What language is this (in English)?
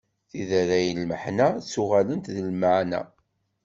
Kabyle